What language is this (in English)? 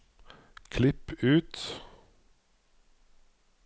Norwegian